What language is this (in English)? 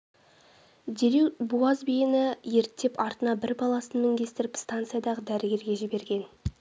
Kazakh